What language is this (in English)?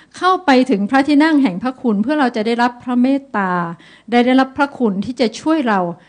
Thai